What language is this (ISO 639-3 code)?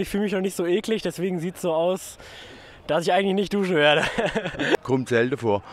deu